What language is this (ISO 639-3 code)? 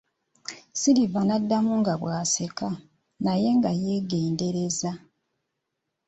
lug